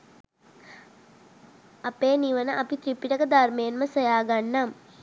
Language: Sinhala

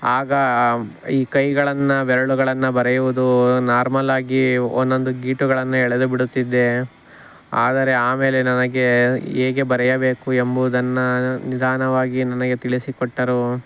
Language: Kannada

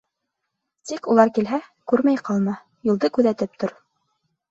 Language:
Bashkir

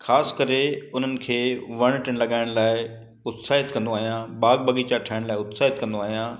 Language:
Sindhi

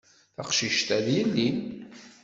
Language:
Kabyle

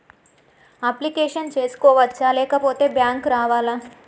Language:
Telugu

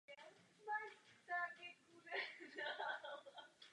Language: Czech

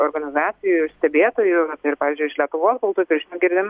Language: Lithuanian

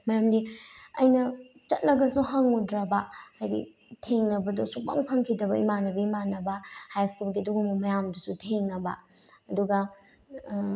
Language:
Manipuri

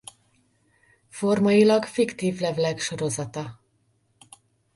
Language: Hungarian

